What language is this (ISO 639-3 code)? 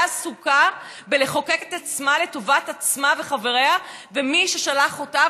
heb